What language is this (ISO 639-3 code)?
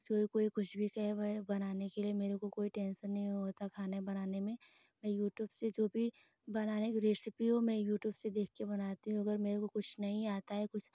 hin